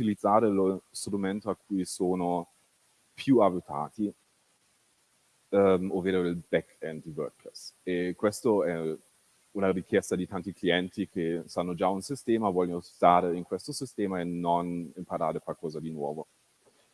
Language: Italian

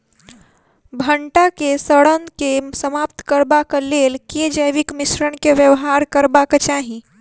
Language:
Maithili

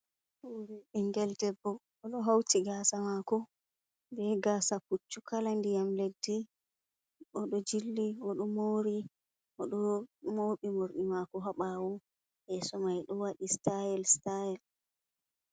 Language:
Fula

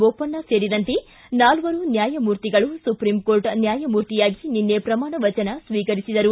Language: Kannada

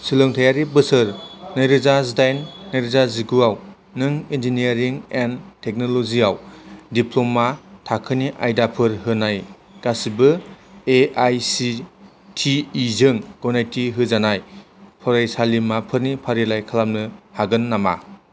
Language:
Bodo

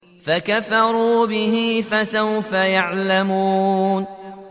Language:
Arabic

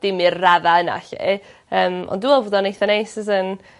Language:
Welsh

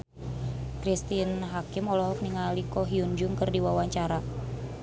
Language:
Sundanese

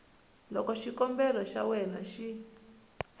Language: Tsonga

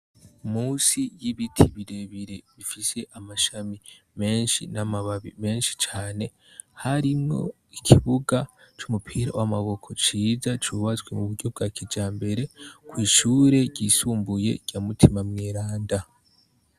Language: Rundi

